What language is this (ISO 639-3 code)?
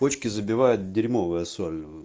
rus